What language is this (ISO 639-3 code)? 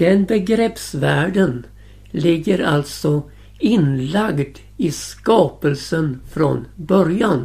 swe